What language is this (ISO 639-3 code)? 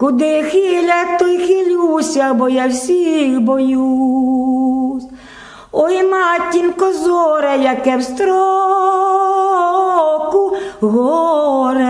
ukr